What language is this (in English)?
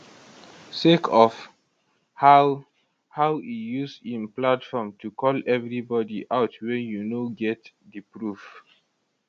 Nigerian Pidgin